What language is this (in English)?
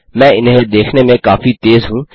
Hindi